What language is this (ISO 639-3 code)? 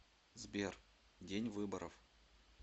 rus